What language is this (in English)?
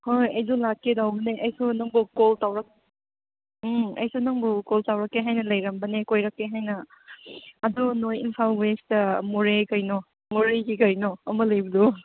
Manipuri